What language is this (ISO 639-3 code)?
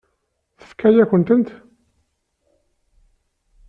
kab